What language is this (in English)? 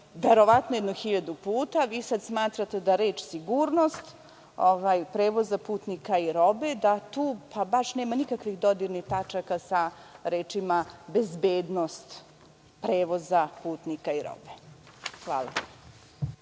Serbian